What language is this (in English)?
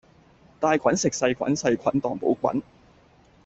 Cantonese